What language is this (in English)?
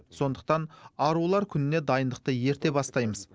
Kazakh